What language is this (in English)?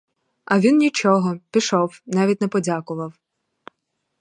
Ukrainian